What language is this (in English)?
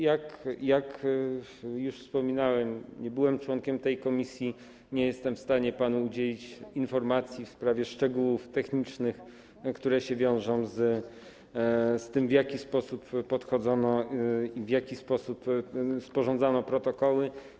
Polish